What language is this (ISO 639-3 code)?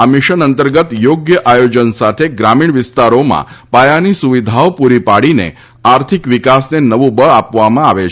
guj